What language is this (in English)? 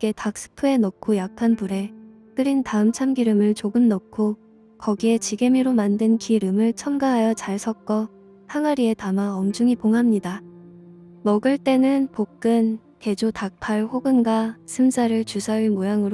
Korean